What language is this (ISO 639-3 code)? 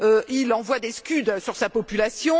fra